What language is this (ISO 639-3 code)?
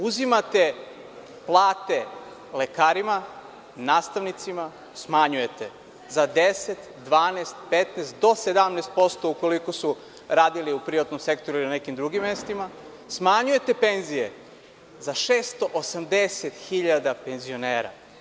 srp